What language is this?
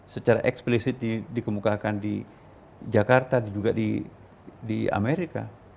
Indonesian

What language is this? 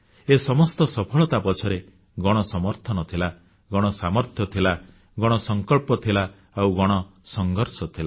Odia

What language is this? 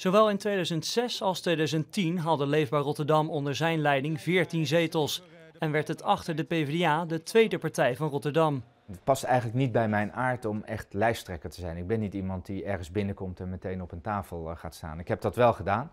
Dutch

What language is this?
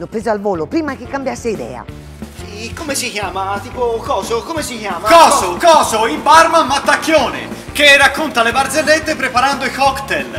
Italian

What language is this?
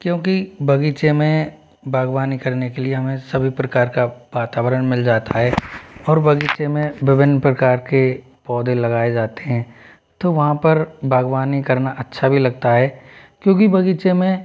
Hindi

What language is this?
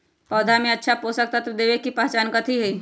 Magahi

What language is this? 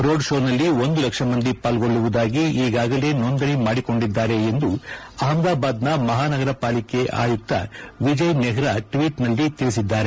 Kannada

